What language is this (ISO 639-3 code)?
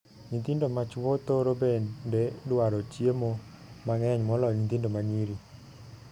luo